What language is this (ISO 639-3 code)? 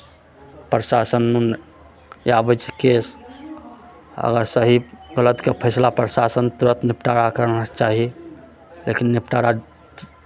mai